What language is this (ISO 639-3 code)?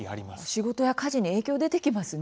jpn